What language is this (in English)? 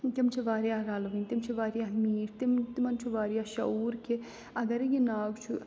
Kashmiri